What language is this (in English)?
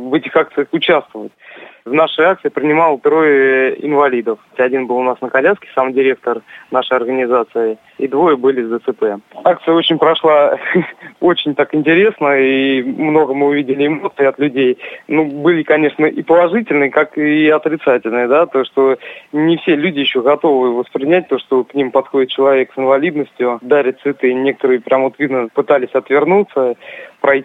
Russian